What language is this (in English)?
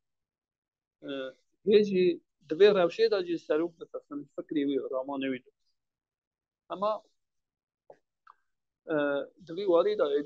Arabic